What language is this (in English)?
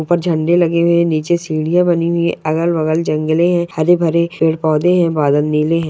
Magahi